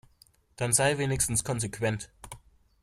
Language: German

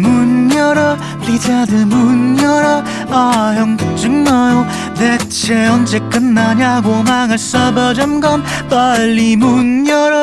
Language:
Korean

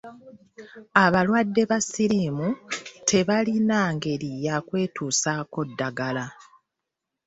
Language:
Ganda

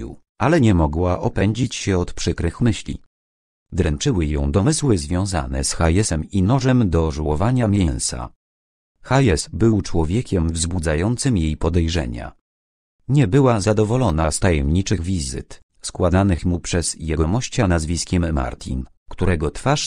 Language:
Polish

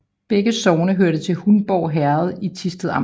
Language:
Danish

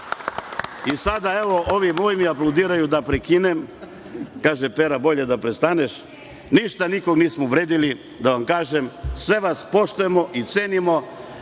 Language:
Serbian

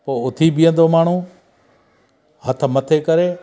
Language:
Sindhi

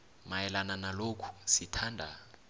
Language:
South Ndebele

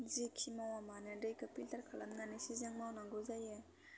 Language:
Bodo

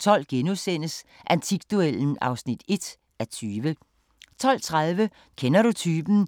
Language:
Danish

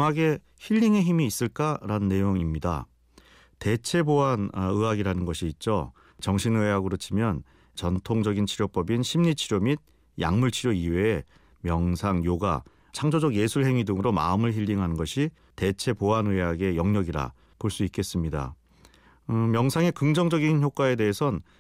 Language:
Korean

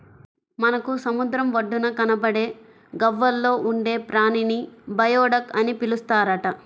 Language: Telugu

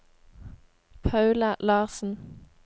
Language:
Norwegian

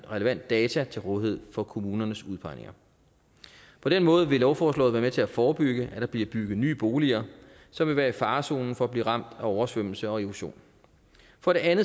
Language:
Danish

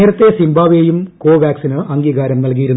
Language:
Malayalam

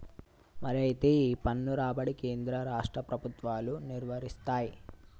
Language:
Telugu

